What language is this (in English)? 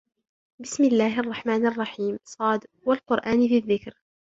Arabic